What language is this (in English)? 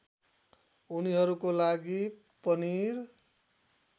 Nepali